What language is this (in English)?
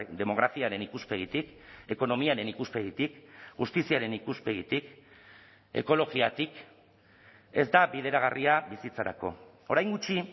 Basque